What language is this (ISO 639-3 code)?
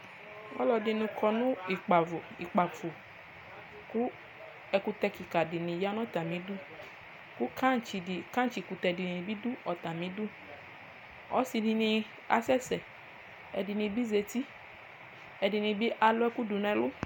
kpo